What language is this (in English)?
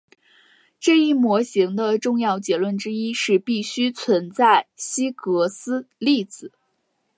Chinese